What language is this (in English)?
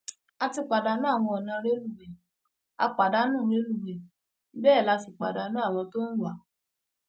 Yoruba